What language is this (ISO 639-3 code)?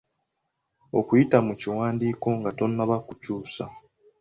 lug